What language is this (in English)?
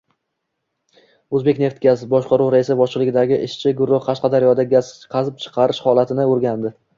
Uzbek